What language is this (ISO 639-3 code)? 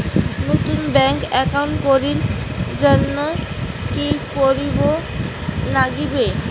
ben